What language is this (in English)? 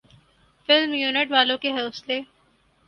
Urdu